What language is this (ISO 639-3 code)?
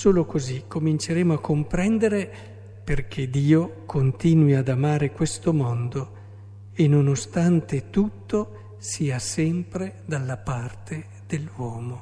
ita